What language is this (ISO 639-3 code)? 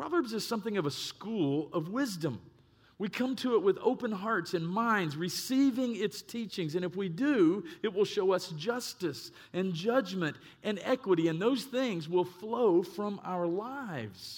eng